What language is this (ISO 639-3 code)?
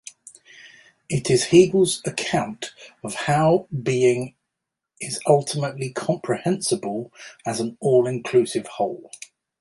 eng